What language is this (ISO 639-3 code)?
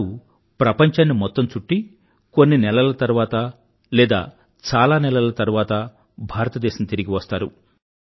tel